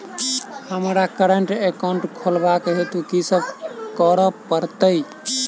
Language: Maithili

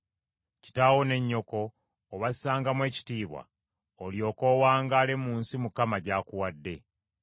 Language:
Ganda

